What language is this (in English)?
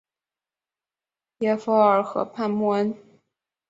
Chinese